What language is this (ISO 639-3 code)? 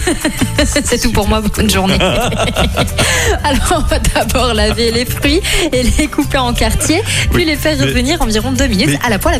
fra